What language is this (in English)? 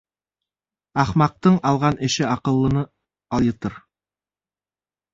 Bashkir